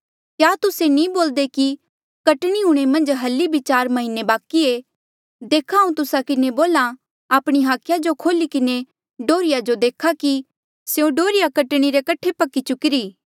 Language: Mandeali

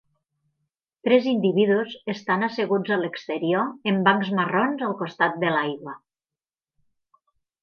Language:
Catalan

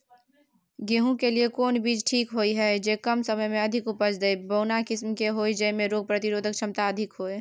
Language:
Maithili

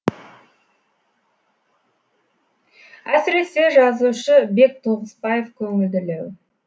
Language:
Kazakh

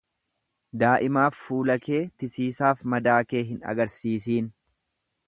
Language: Oromo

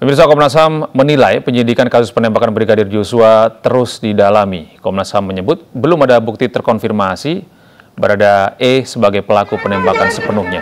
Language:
Indonesian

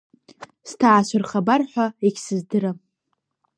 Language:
Abkhazian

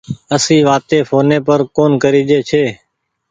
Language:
Goaria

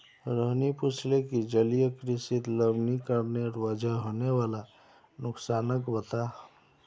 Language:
Magahi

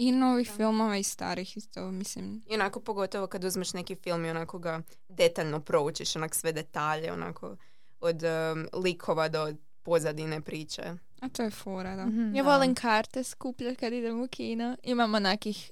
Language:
Croatian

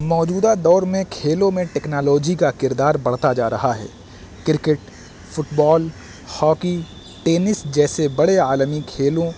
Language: Urdu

